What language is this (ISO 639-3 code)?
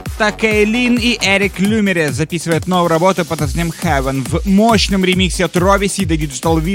rus